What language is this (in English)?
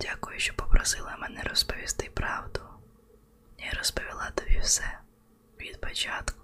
Ukrainian